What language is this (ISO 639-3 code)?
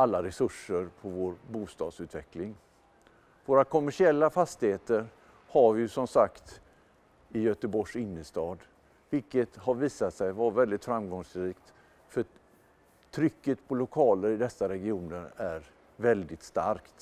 swe